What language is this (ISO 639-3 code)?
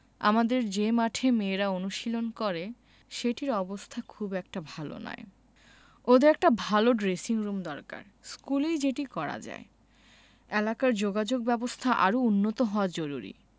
ben